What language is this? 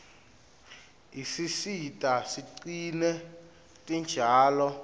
Swati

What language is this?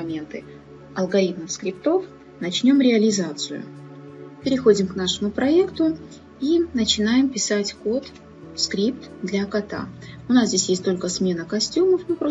Russian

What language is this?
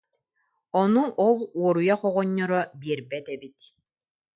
Yakut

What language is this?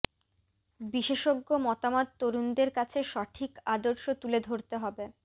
Bangla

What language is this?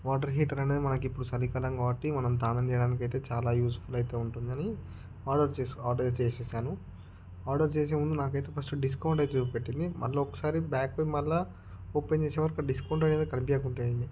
Telugu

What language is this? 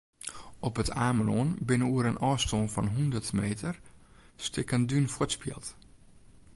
Western Frisian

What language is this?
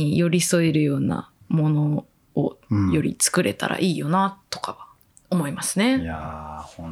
Japanese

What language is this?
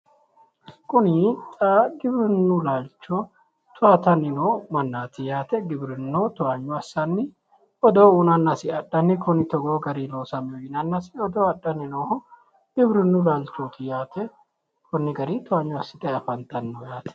Sidamo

